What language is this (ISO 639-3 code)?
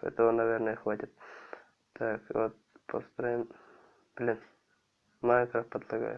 rus